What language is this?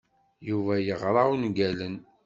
Kabyle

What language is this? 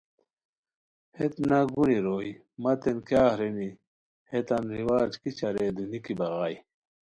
Khowar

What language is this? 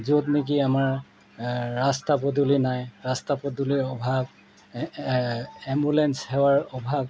Assamese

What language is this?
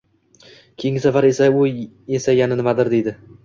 Uzbek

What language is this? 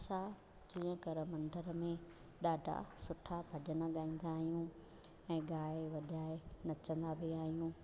Sindhi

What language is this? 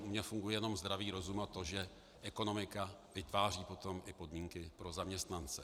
Czech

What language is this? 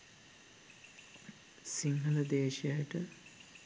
Sinhala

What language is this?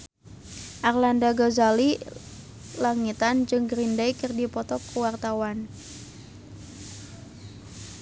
Sundanese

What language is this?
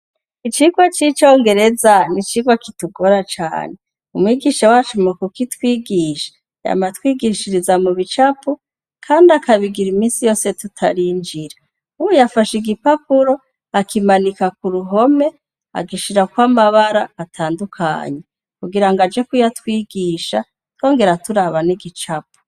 Rundi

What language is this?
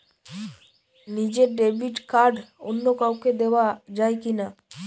Bangla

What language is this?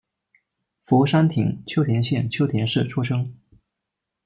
Chinese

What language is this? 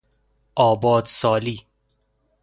Persian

